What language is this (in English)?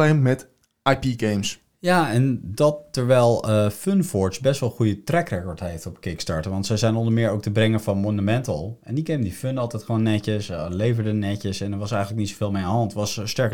Dutch